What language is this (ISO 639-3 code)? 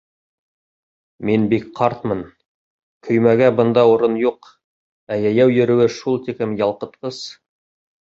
bak